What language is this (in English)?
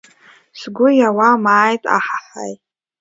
Abkhazian